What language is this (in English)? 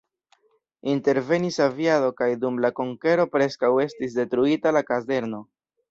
Esperanto